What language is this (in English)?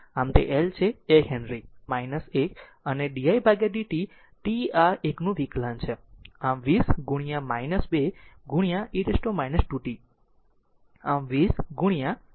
Gujarati